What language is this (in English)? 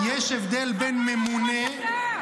Hebrew